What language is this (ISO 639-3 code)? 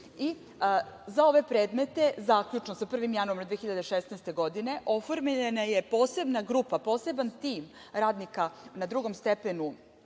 srp